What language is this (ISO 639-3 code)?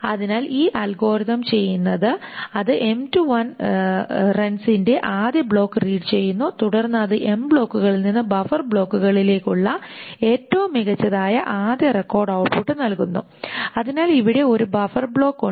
mal